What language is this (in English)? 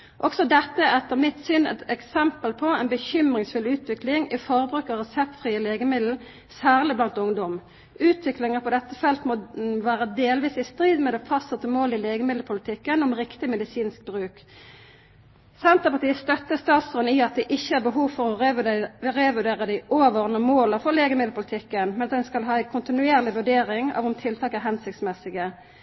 Norwegian Nynorsk